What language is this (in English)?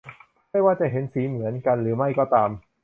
Thai